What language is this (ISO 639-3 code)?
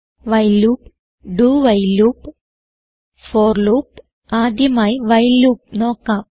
mal